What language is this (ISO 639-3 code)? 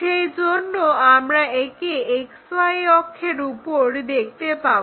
ben